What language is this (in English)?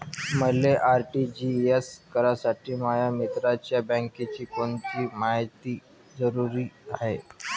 Marathi